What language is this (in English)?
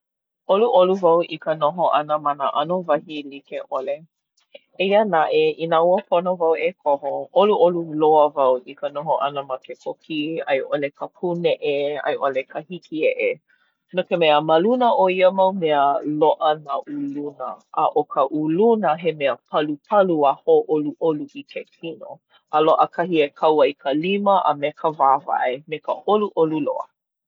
Hawaiian